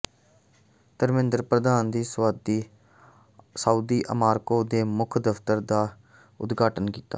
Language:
Punjabi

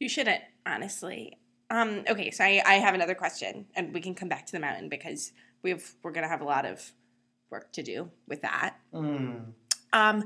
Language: English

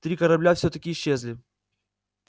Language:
Russian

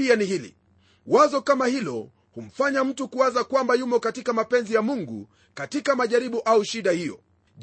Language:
Swahili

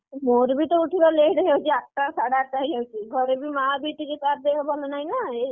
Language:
Odia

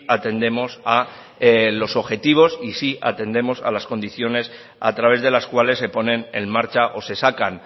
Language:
Spanish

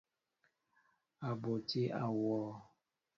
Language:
Mbo (Cameroon)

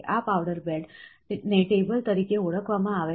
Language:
Gujarati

